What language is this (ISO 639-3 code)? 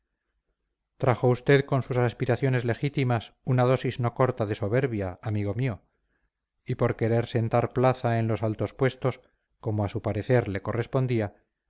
spa